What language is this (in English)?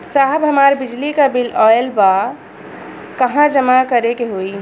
Bhojpuri